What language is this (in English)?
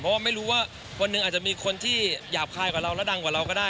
Thai